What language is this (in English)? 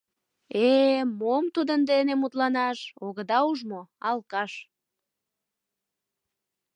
Mari